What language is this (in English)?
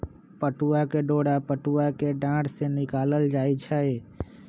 Magahi